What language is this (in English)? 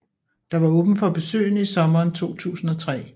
Danish